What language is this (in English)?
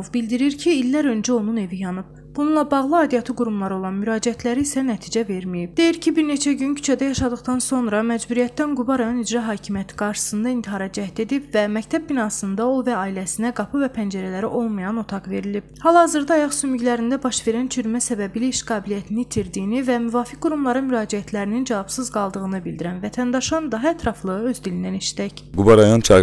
Turkish